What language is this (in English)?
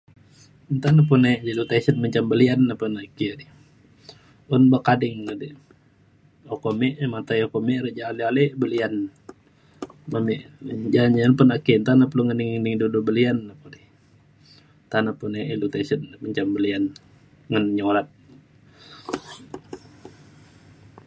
Mainstream Kenyah